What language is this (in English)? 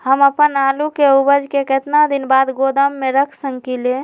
Magahi